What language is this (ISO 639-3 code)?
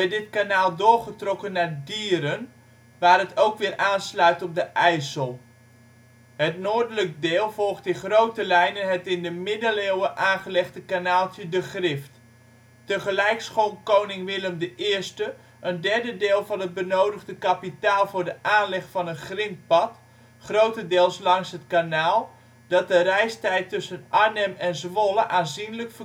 nld